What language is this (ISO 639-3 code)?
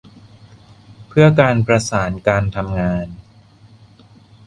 tha